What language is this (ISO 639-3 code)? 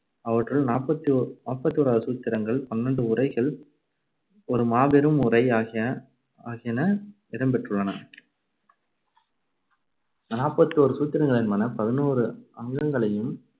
tam